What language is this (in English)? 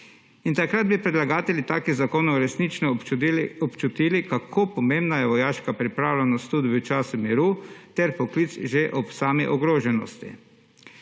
Slovenian